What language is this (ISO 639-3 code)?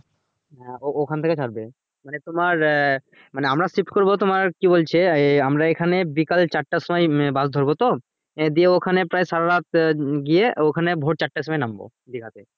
ben